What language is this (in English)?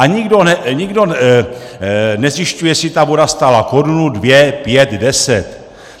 Czech